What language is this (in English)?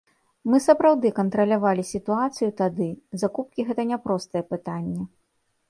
Belarusian